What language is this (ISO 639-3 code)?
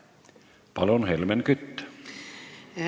est